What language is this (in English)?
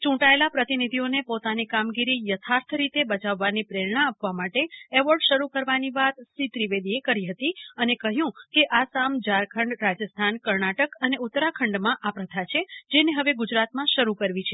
Gujarati